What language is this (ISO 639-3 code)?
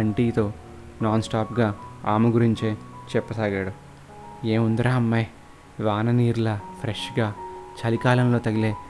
tel